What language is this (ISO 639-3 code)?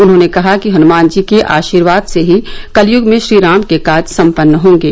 hin